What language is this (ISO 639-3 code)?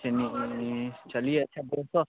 hin